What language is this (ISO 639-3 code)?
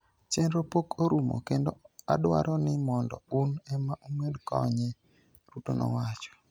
luo